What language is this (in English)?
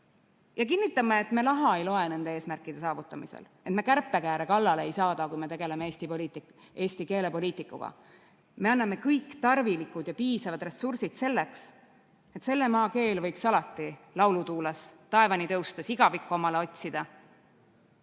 Estonian